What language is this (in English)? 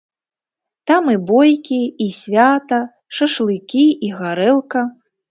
Belarusian